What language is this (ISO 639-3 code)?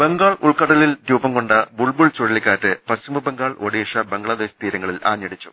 mal